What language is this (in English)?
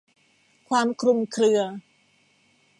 Thai